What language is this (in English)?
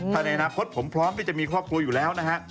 Thai